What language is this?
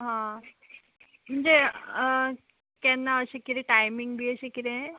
Konkani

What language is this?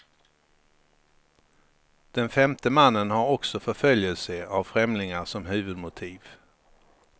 Swedish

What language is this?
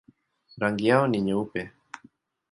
Swahili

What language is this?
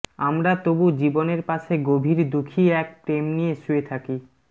Bangla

